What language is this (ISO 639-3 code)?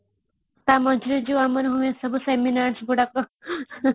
ori